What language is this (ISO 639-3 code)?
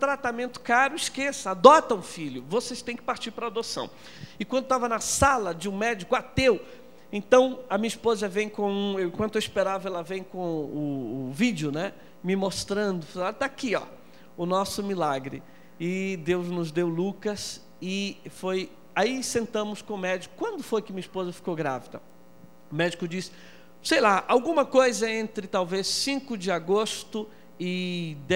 por